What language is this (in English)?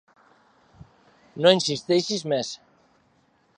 Catalan